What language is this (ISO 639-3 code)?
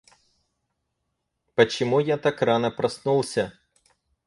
rus